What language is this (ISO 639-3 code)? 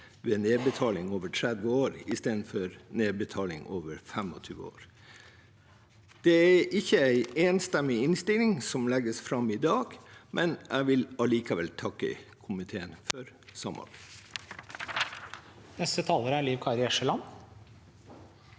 nor